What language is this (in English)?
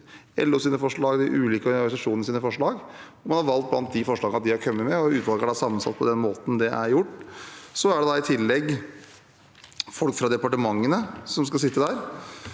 Norwegian